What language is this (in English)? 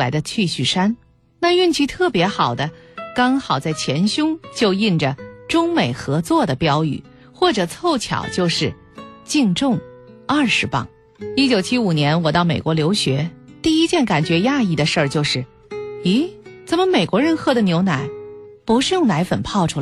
Chinese